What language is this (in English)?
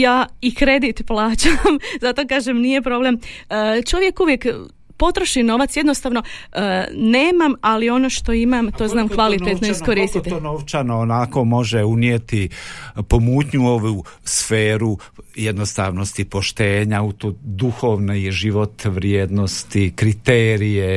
Croatian